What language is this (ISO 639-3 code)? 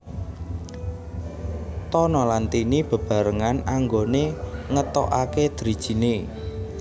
jav